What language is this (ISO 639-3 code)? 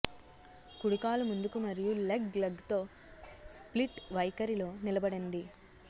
tel